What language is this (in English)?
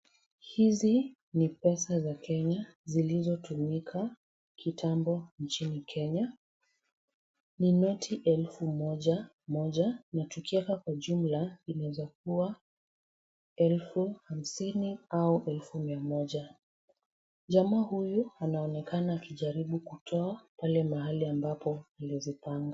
Swahili